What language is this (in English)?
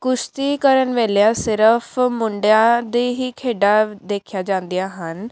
Punjabi